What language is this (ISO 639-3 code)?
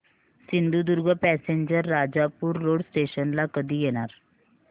mar